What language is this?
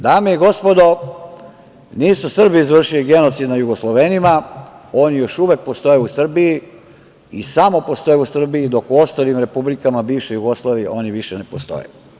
Serbian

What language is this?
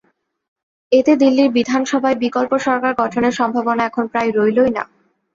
Bangla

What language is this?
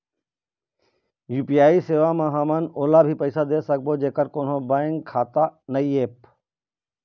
Chhattisgarhi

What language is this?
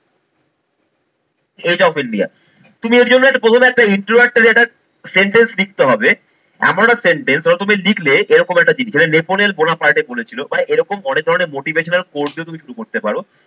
Bangla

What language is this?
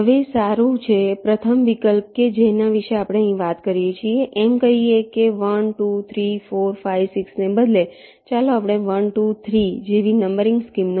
Gujarati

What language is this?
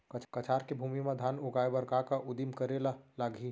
Chhattisgarhi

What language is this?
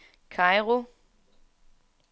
Danish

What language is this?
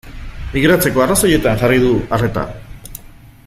Basque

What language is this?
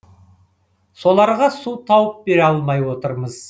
Kazakh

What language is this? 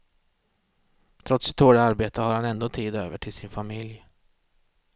Swedish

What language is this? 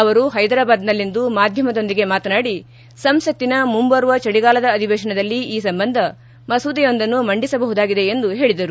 Kannada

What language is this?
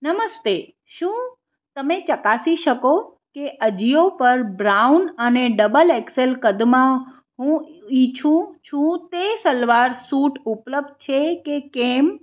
Gujarati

